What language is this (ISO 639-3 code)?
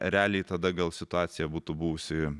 lit